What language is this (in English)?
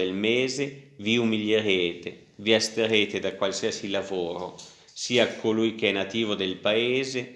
Italian